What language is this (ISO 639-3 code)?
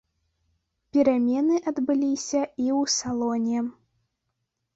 bel